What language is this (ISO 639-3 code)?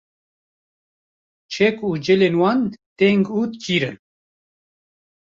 kur